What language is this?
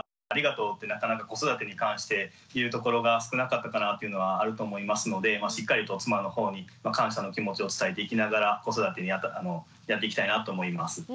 Japanese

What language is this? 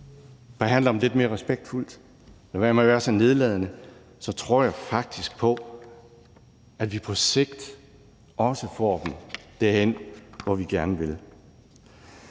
Danish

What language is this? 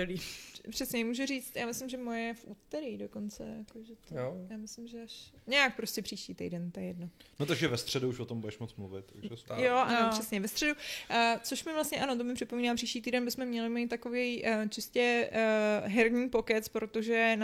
Czech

